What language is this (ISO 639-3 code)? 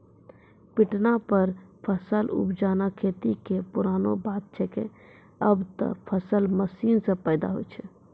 mai